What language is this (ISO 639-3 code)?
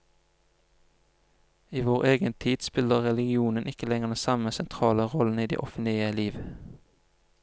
nor